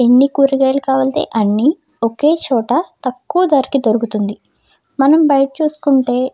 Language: Telugu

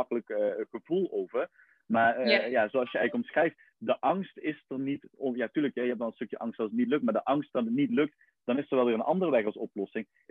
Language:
Dutch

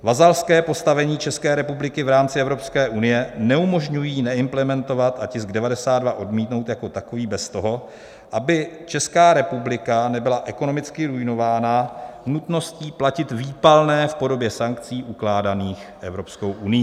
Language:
Czech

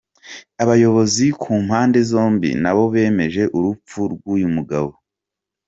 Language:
Kinyarwanda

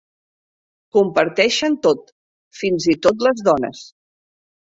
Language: Catalan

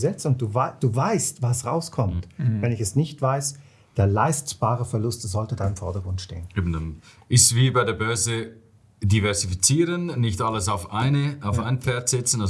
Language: German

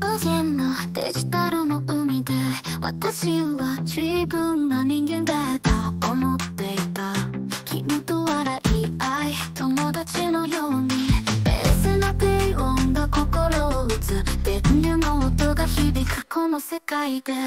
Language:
Japanese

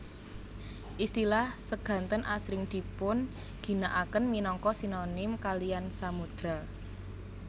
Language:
Javanese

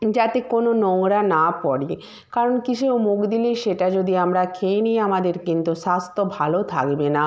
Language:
Bangla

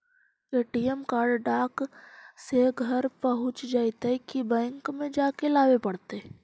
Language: Magahi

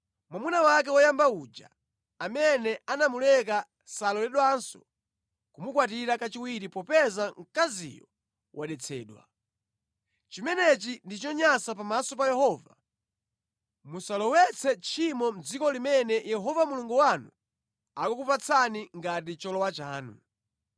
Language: Nyanja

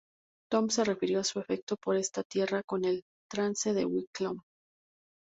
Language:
Spanish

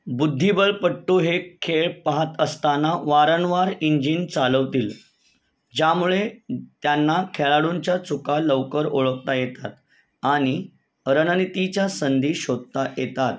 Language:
Marathi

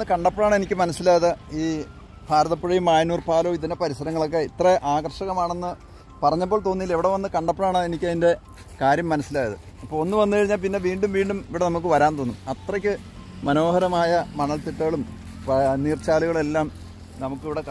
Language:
Malayalam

